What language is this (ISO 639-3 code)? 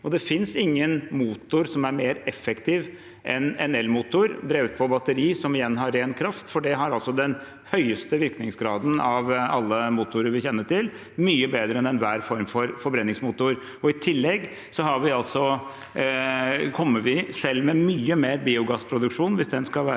nor